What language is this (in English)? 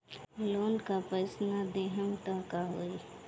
Bhojpuri